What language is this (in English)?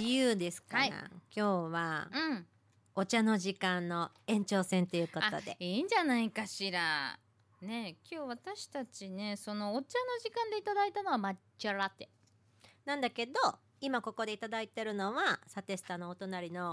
Japanese